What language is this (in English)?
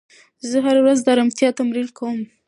Pashto